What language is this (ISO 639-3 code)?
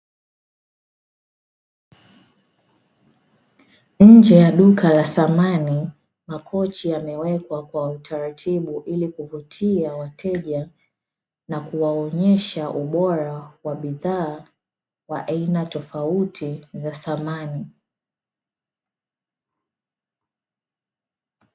swa